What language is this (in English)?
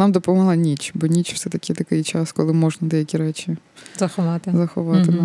Ukrainian